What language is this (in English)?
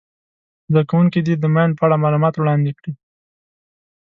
Pashto